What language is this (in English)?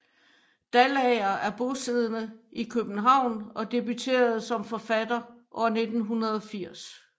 Danish